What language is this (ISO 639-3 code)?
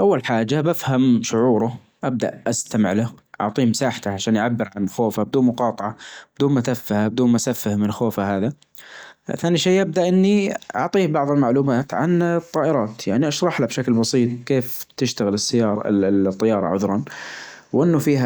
ars